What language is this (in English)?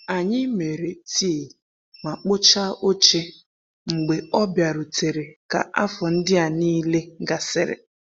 Igbo